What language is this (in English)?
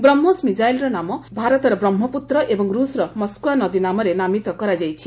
Odia